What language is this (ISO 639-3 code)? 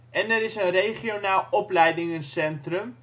nld